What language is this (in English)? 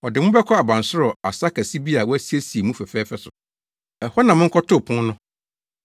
Akan